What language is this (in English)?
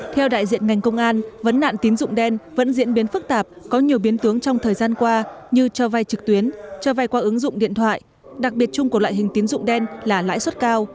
Vietnamese